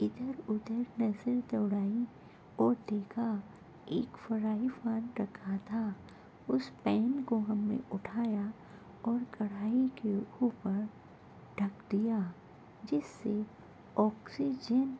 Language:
Urdu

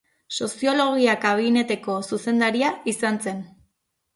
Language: Basque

